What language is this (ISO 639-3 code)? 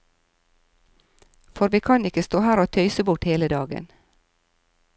nor